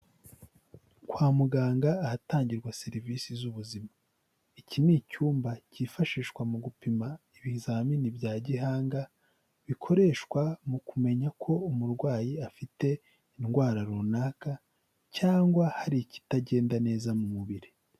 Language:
Kinyarwanda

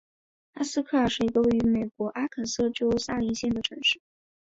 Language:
Chinese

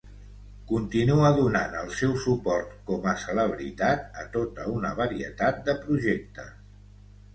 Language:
Catalan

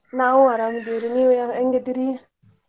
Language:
Kannada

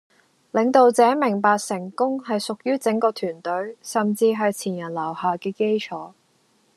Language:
Cantonese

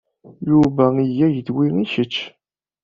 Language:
Kabyle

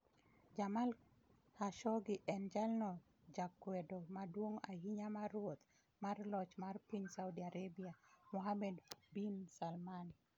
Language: Luo (Kenya and Tanzania)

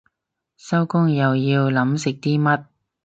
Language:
Cantonese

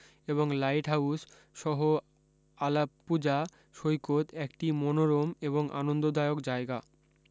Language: Bangla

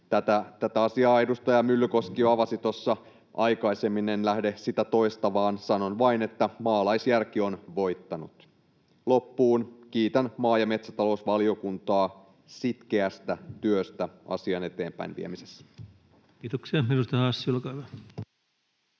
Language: Finnish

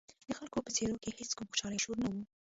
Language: Pashto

